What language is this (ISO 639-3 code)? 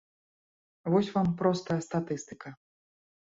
bel